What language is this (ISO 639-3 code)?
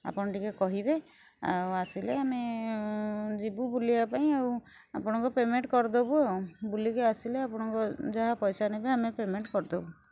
ori